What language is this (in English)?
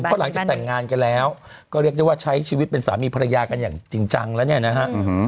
Thai